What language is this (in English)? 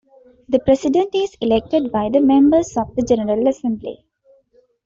English